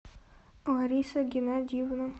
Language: Russian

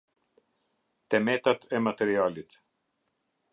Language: Albanian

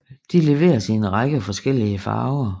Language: Danish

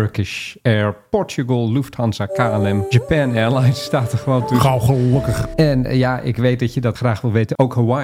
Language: Dutch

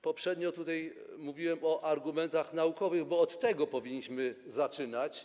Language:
Polish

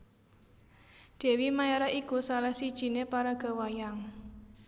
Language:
Javanese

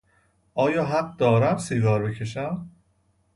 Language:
Persian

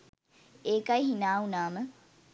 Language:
Sinhala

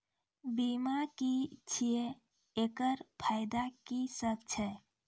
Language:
Maithili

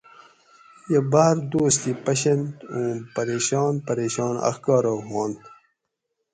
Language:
Gawri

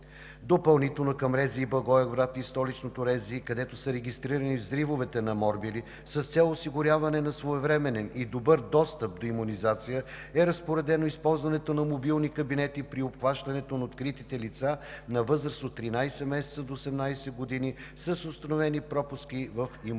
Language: Bulgarian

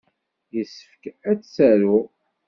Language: Kabyle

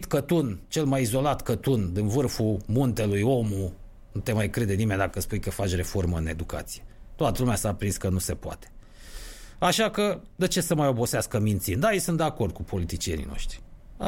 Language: Romanian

